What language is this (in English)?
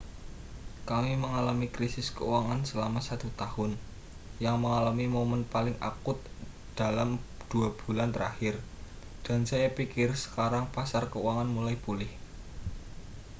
Indonesian